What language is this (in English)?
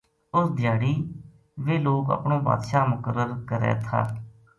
Gujari